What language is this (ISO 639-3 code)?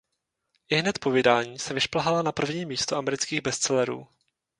ces